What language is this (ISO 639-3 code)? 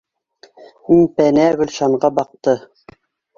bak